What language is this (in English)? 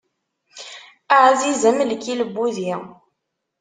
Kabyle